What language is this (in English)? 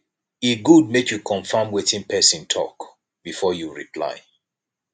Nigerian Pidgin